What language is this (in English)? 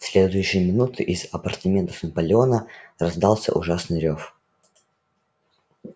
Russian